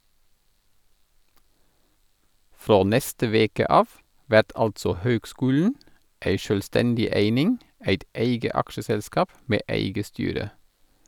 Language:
Norwegian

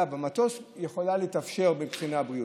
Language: Hebrew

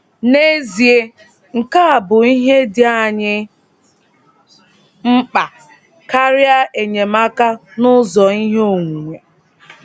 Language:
Igbo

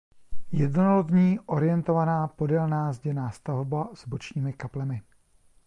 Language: Czech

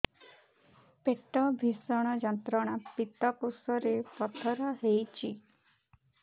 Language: Odia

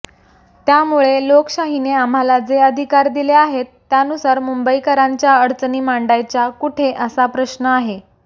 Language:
Marathi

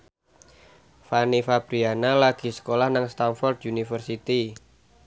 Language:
Javanese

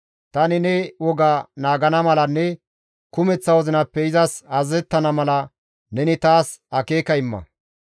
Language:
Gamo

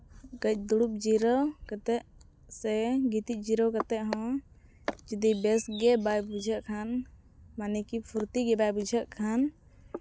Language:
Santali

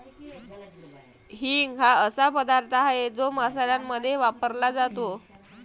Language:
Marathi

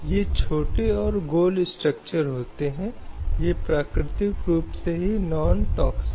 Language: Hindi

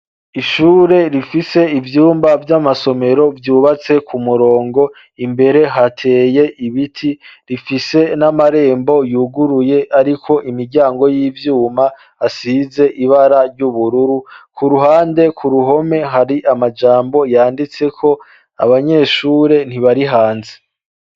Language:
Rundi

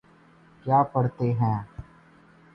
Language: Urdu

